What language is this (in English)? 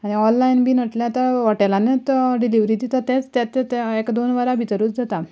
Konkani